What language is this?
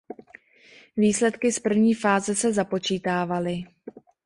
Czech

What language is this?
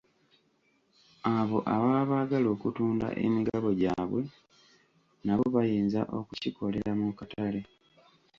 Ganda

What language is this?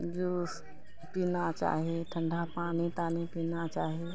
Maithili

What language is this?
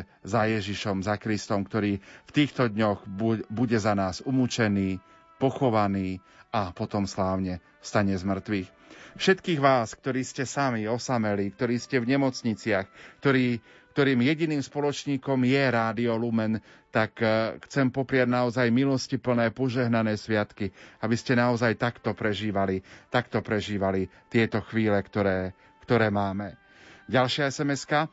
Slovak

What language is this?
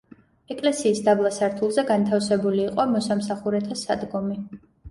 Georgian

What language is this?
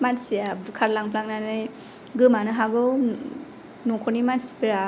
Bodo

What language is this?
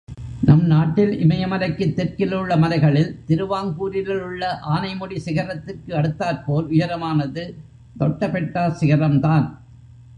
Tamil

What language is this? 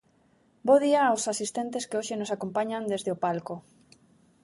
Galician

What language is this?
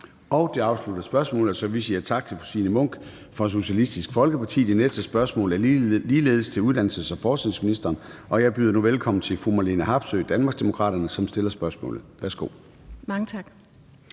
Danish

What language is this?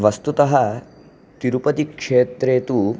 Sanskrit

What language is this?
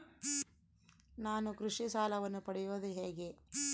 Kannada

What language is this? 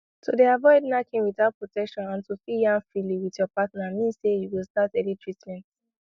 Nigerian Pidgin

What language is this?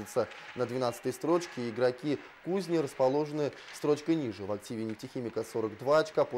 Russian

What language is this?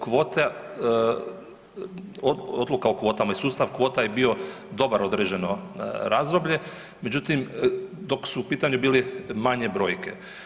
Croatian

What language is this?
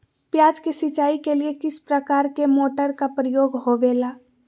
Magahi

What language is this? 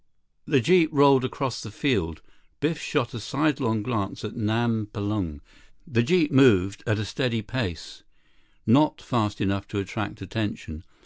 English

